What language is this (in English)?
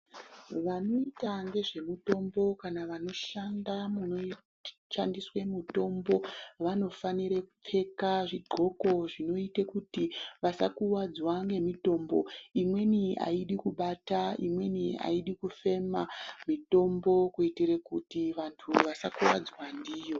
Ndau